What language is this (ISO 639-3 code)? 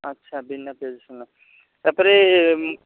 ori